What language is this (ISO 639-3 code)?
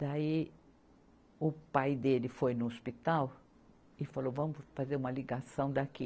por